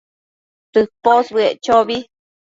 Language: Matsés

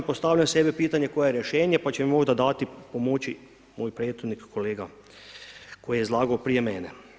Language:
Croatian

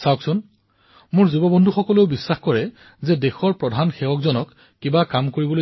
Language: Assamese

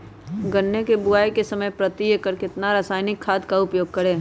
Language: Magahi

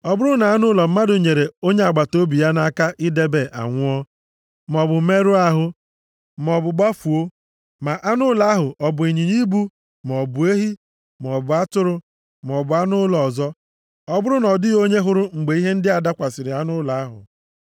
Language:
Igbo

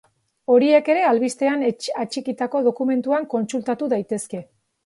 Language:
Basque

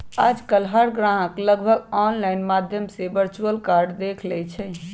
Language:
Magahi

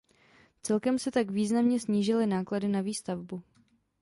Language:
Czech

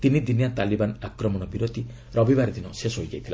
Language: Odia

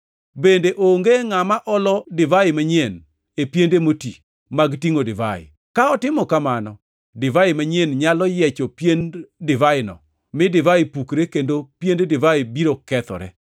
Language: Luo (Kenya and Tanzania)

